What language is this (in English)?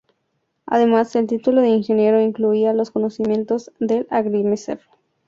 Spanish